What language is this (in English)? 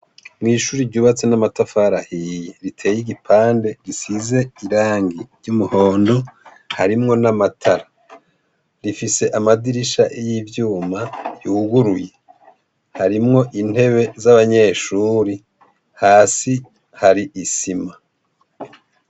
Rundi